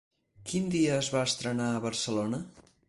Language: Catalan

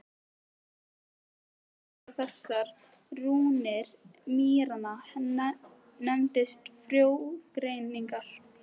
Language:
Icelandic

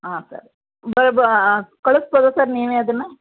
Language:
Kannada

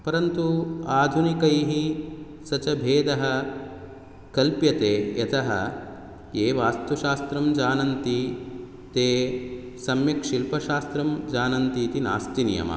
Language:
Sanskrit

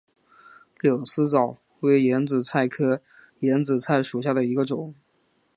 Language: Chinese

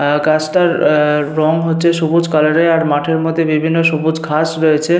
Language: Bangla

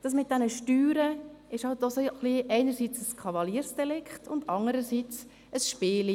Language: Swiss German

